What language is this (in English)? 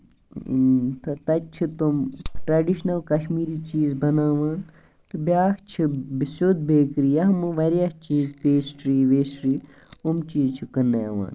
Kashmiri